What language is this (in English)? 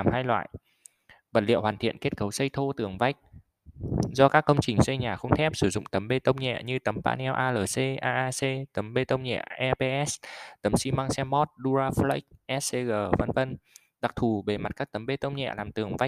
Vietnamese